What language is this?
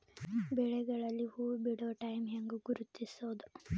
Kannada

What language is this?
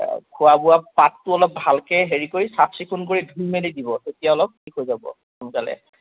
Assamese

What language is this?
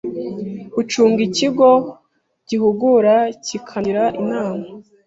Kinyarwanda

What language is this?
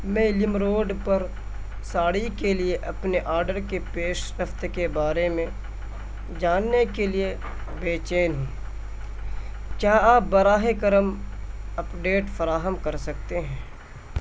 Urdu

